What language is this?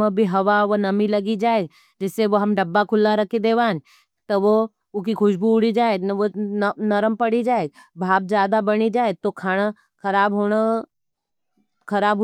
Nimadi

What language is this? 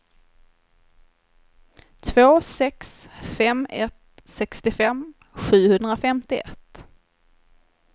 Swedish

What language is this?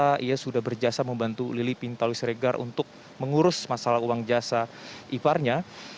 Indonesian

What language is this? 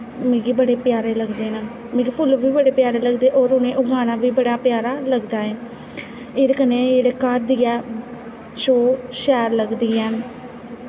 Dogri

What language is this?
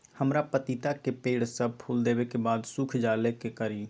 Magahi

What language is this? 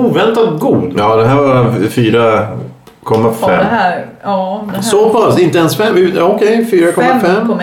Swedish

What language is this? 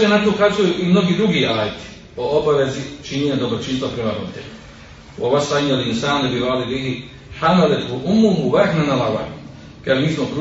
Croatian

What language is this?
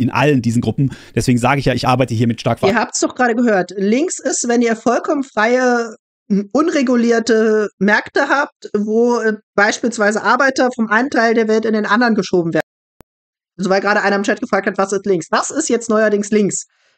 German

